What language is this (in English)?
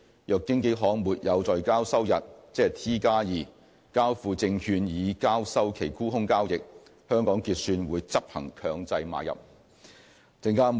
Cantonese